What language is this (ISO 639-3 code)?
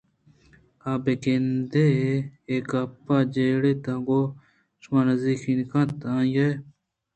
bgp